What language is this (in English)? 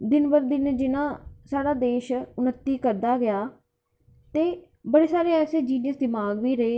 Dogri